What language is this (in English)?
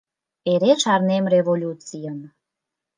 Mari